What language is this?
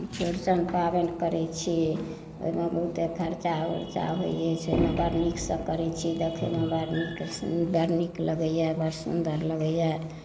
Maithili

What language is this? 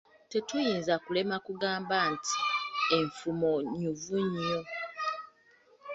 Ganda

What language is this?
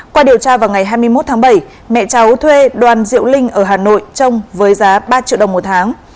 Vietnamese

